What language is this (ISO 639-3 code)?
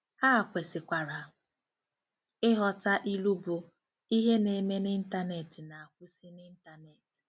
ibo